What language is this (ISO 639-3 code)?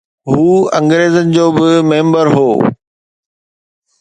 snd